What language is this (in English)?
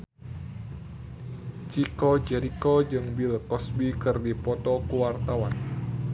Sundanese